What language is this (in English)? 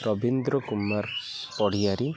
Odia